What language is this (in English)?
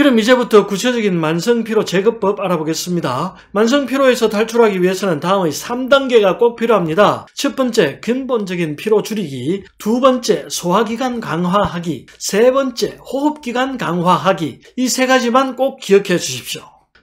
Korean